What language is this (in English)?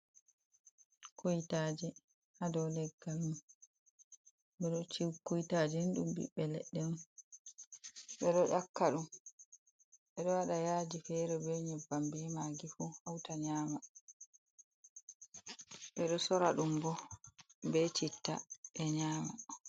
Fula